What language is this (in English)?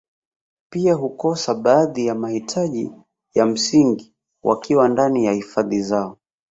Swahili